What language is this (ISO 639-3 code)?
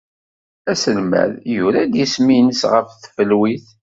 kab